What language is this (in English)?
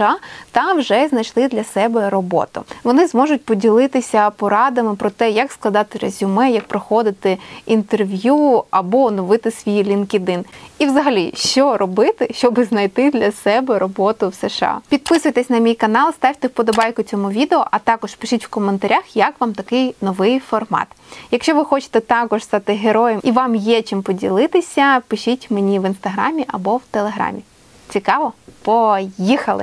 Ukrainian